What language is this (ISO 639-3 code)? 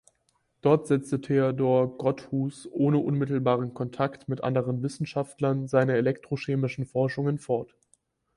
deu